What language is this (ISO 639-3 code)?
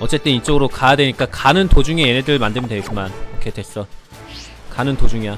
kor